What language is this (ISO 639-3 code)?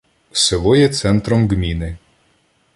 ukr